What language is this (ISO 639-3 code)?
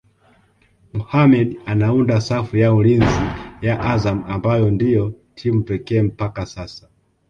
swa